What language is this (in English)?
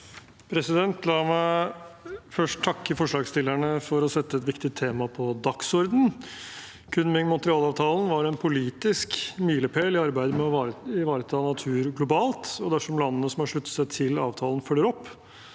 Norwegian